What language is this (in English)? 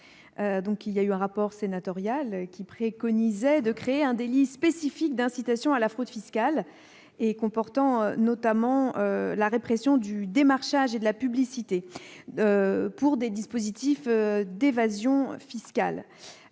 French